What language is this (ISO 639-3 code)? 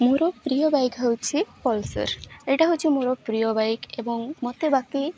ori